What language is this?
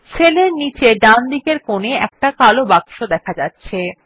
Bangla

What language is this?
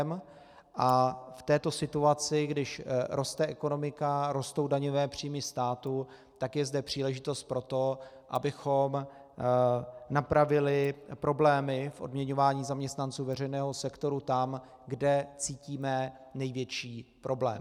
Czech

